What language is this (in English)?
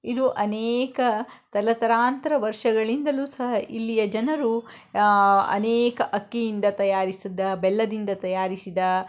Kannada